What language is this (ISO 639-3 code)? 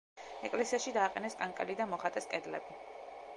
kat